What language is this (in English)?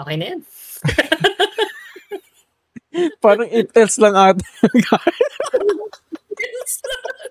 Filipino